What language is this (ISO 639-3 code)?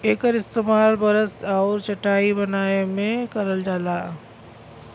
bho